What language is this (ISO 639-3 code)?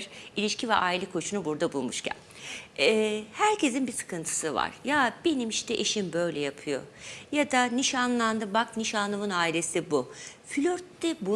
tur